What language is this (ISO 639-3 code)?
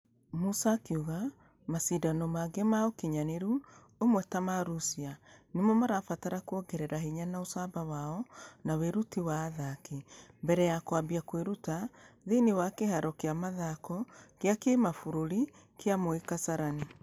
kik